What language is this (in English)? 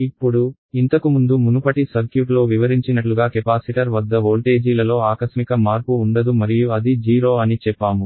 Telugu